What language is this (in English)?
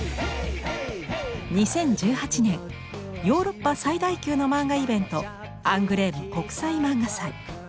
Japanese